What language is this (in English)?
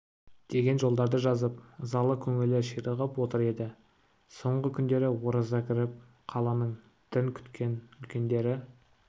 Kazakh